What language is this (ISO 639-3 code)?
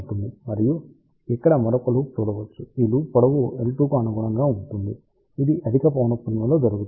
tel